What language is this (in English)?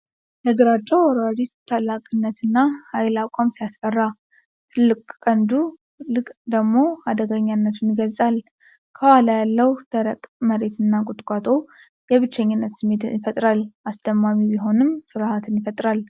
Amharic